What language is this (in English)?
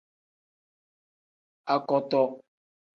Tem